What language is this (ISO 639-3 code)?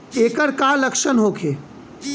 bho